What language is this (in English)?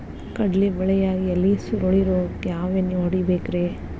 Kannada